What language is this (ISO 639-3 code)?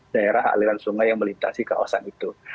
ind